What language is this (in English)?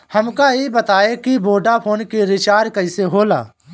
Bhojpuri